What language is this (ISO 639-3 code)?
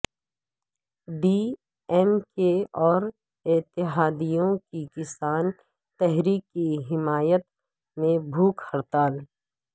urd